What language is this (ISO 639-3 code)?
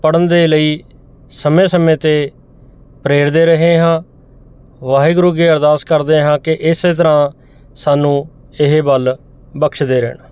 pan